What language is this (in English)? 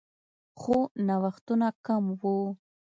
Pashto